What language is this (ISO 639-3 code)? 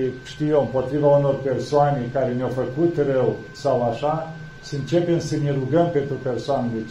ron